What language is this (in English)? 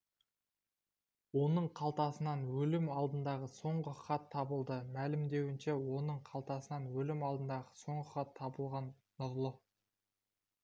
Kazakh